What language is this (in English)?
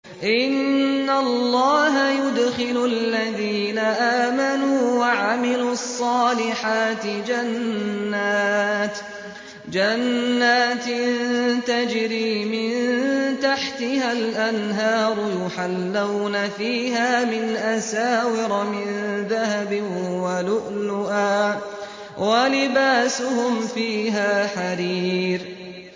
Arabic